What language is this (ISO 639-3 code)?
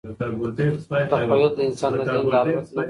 pus